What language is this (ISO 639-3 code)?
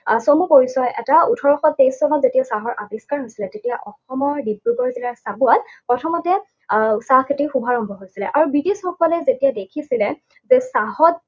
asm